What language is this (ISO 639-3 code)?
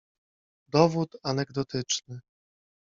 pol